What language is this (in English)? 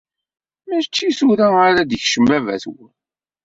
Kabyle